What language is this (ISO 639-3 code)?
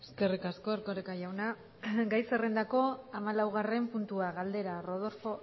eus